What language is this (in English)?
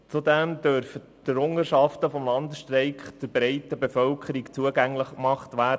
Swiss German